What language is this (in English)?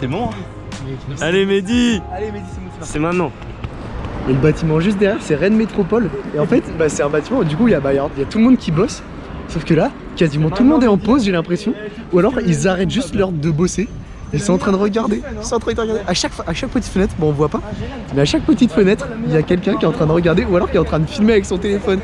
French